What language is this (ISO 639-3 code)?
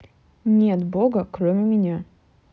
rus